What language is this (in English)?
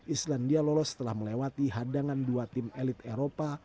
Indonesian